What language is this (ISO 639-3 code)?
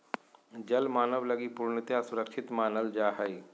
mag